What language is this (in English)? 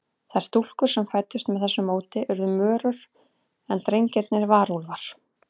Icelandic